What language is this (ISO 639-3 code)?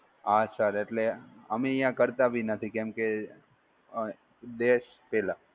guj